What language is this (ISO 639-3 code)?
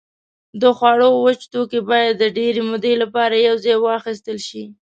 pus